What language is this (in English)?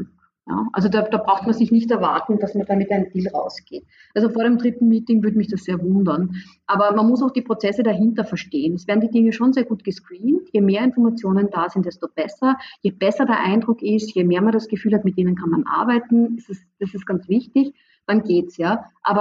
German